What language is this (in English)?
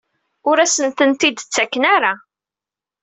Kabyle